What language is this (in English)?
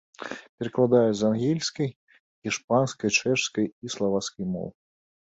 Belarusian